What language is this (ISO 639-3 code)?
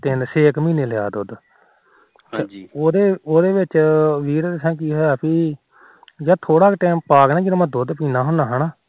pan